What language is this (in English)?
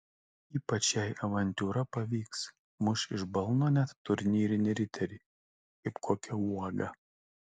Lithuanian